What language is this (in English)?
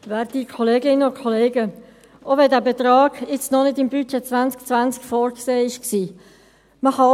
Swiss German